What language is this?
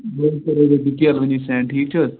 Kashmiri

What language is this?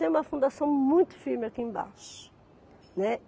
Portuguese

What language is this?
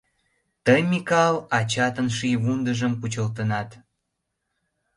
Mari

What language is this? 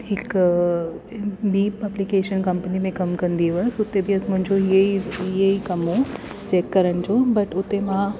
Sindhi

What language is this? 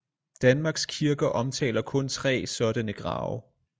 Danish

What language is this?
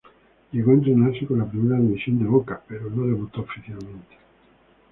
Spanish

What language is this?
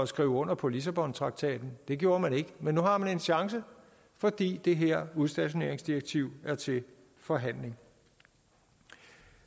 Danish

